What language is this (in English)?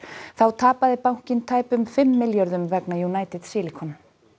Icelandic